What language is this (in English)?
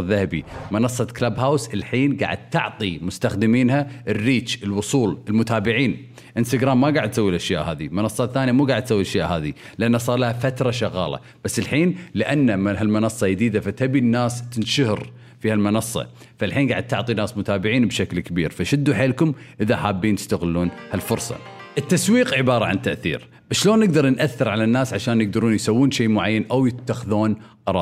Arabic